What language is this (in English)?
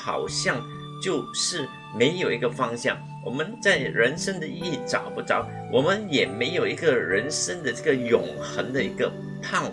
Chinese